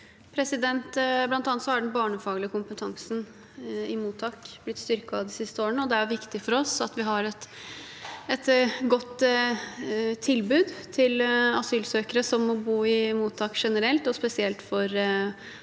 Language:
Norwegian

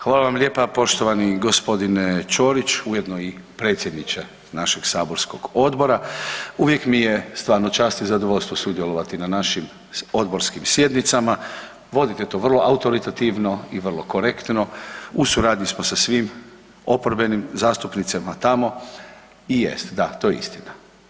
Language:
Croatian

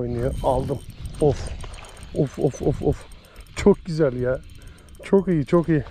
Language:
Turkish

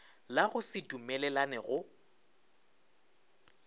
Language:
Northern Sotho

